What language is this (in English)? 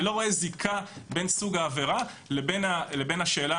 Hebrew